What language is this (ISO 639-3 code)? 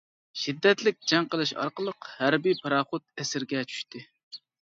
uig